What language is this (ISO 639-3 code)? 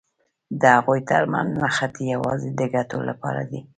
pus